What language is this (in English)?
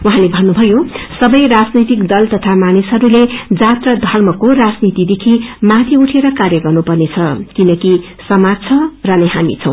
Nepali